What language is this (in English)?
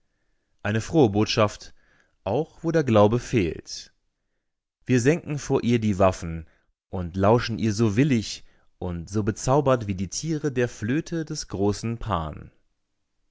German